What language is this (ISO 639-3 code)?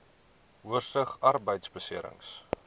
afr